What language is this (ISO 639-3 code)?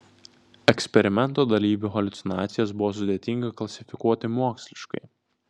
lit